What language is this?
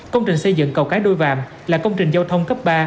Vietnamese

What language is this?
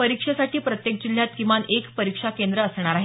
Marathi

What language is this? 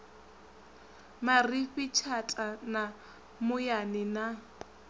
Venda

